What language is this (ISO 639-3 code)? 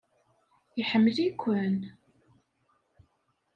kab